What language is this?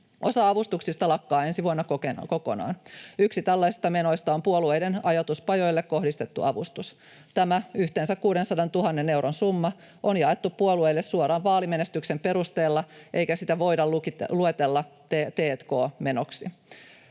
Finnish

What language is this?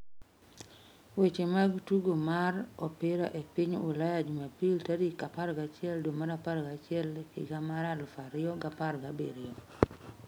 Luo (Kenya and Tanzania)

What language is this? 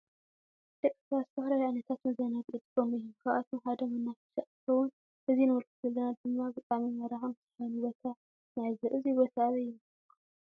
Tigrinya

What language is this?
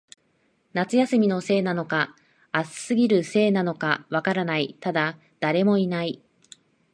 Japanese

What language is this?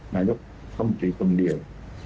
Thai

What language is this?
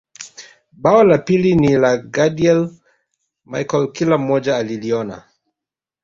Swahili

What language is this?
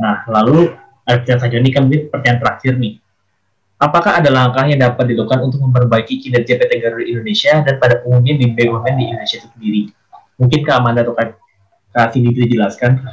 Indonesian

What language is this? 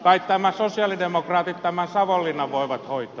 Finnish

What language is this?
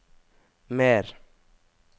Norwegian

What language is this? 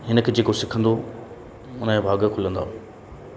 Sindhi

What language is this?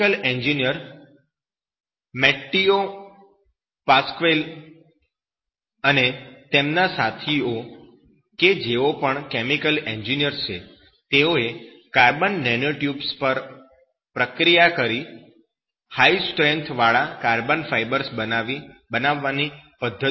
Gujarati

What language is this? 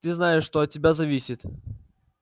Russian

